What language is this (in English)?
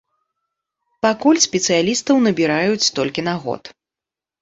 Belarusian